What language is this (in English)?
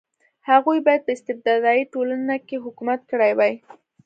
Pashto